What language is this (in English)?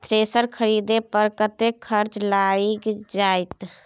Maithili